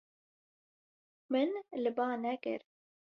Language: Kurdish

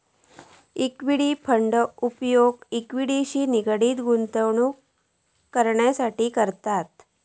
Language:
Marathi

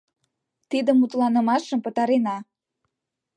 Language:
Mari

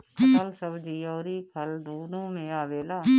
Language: Bhojpuri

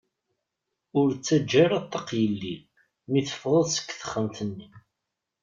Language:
Kabyle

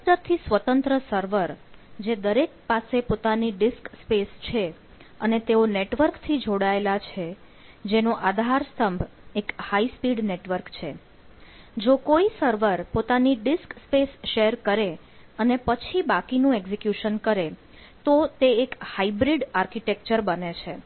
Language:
Gujarati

